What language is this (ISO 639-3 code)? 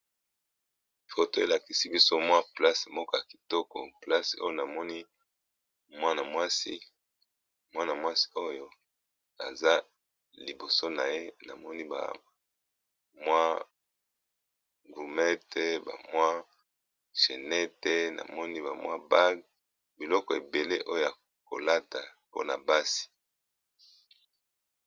lin